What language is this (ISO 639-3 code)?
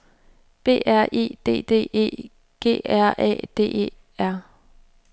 dan